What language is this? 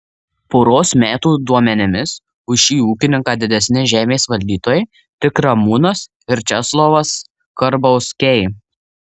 Lithuanian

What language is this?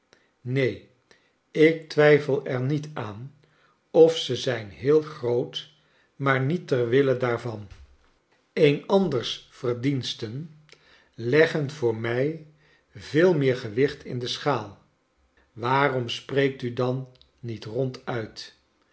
Dutch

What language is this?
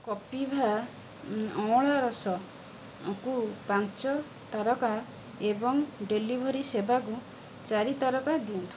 Odia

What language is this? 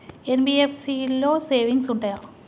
Telugu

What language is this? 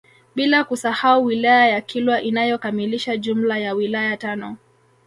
Swahili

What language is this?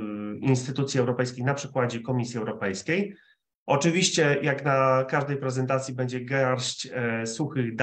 Polish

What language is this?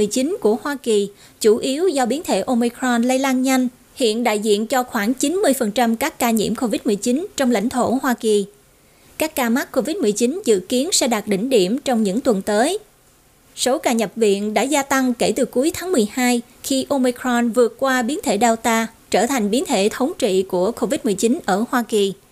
Vietnamese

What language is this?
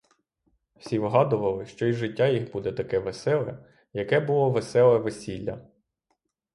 Ukrainian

